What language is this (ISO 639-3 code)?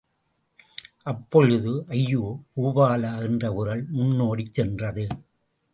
tam